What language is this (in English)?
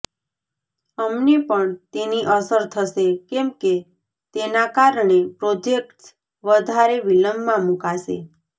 Gujarati